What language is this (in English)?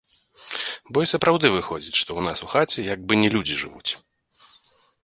Belarusian